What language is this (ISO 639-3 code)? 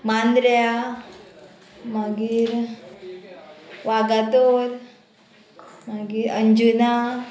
kok